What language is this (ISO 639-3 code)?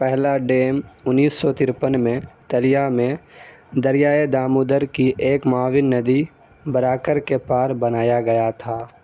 urd